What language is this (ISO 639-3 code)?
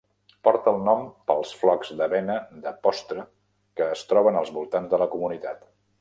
cat